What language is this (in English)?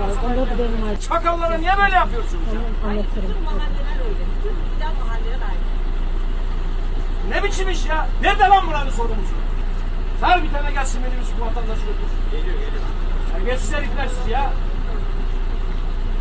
Turkish